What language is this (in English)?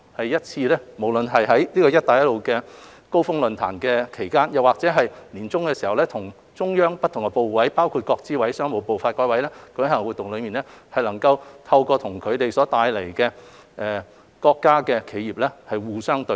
Cantonese